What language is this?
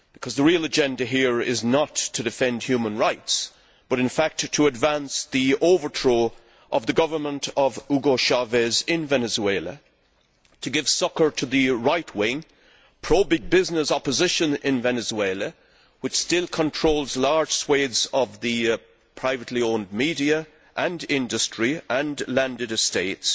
English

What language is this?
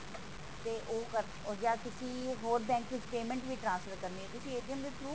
Punjabi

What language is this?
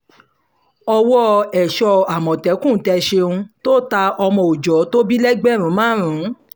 Yoruba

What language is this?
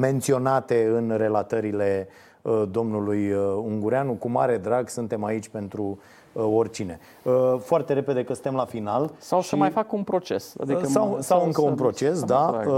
Romanian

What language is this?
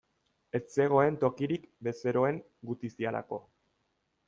Basque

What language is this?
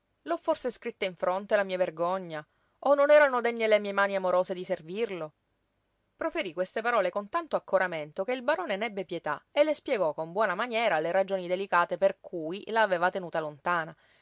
Italian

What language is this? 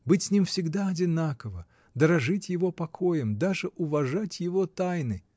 Russian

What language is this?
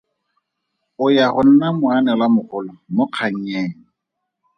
Tswana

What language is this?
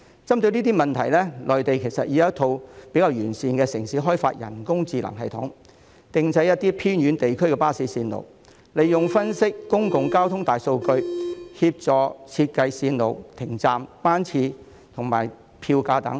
Cantonese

